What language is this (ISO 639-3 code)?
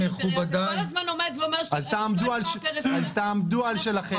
heb